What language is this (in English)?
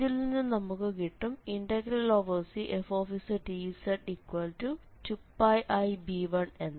Malayalam